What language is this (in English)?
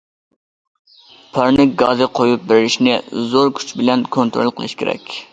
Uyghur